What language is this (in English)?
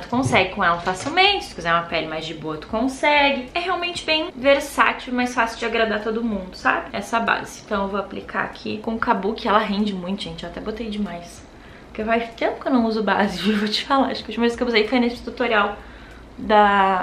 Portuguese